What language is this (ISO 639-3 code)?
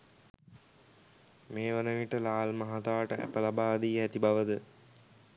sin